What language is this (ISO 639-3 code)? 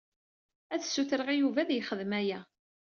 kab